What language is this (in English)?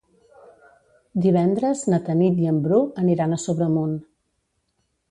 Catalan